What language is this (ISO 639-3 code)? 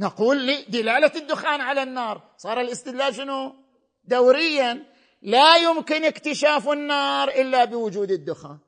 ara